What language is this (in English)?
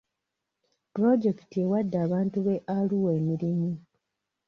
Ganda